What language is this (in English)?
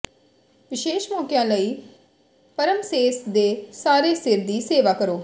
Punjabi